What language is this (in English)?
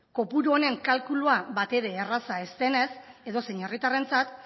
Basque